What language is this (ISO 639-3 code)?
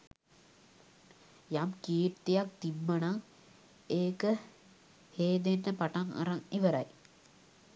sin